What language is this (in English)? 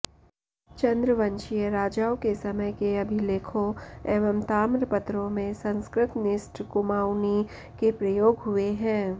Sanskrit